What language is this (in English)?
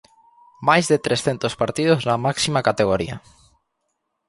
Galician